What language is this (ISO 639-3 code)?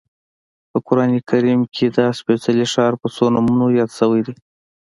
pus